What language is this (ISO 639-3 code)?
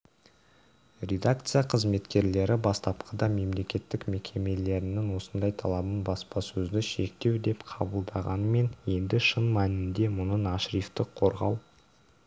kaz